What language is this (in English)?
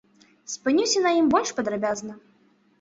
Belarusian